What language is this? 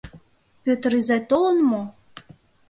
Mari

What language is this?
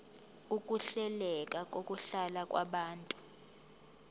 Zulu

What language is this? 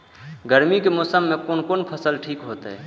Maithili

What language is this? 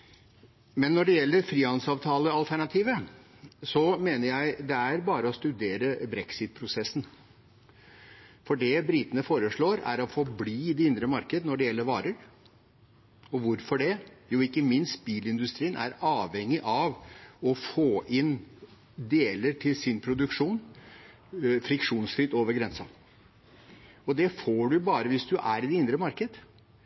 Norwegian Bokmål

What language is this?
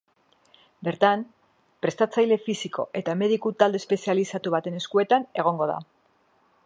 Basque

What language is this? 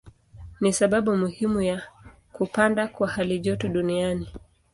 Swahili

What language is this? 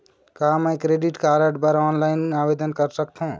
Chhattisgarhi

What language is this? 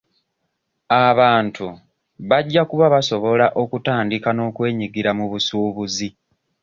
Ganda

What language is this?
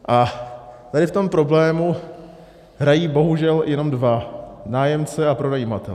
Czech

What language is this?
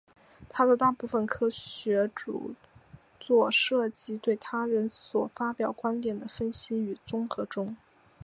Chinese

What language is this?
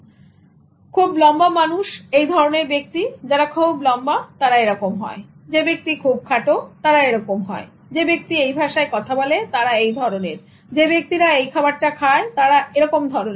Bangla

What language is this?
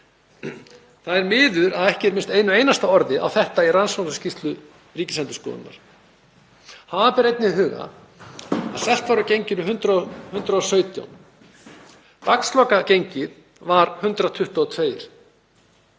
Icelandic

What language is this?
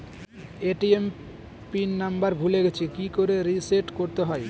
Bangla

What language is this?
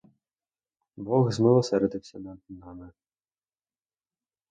Ukrainian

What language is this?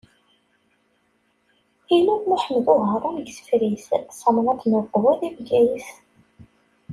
Kabyle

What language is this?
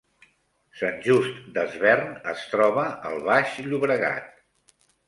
Catalan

